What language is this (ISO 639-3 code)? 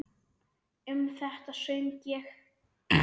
isl